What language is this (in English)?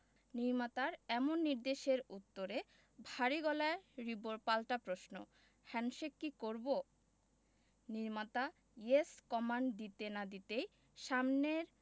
Bangla